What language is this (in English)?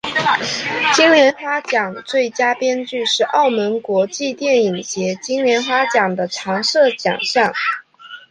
Chinese